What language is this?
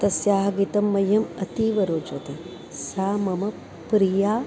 Sanskrit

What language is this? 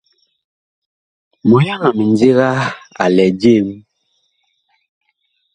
Bakoko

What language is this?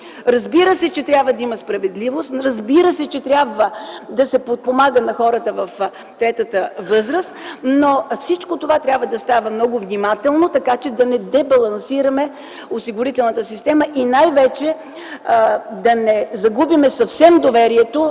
Bulgarian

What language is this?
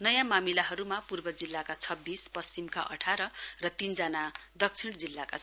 Nepali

